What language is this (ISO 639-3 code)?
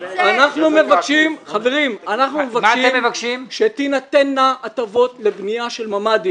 heb